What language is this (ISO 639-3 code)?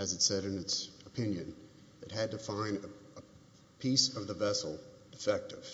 eng